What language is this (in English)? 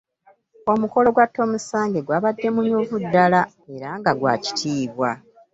Ganda